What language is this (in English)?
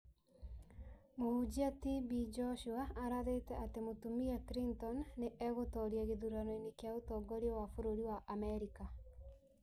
Kikuyu